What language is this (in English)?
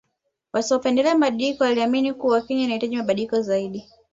Swahili